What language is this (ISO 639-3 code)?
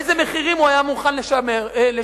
heb